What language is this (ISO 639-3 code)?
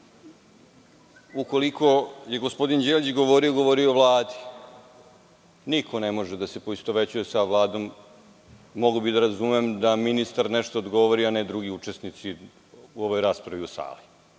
srp